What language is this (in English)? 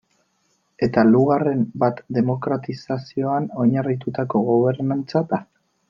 Basque